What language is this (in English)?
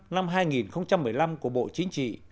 Vietnamese